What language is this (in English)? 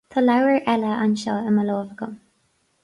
Irish